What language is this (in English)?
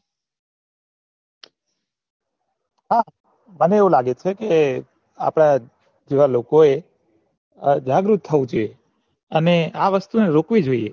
Gujarati